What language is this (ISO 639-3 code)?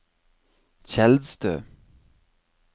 nor